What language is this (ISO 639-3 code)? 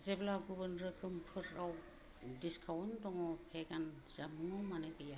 brx